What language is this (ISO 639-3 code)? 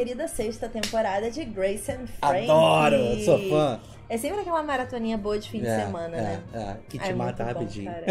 por